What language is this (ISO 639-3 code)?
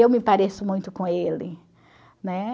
por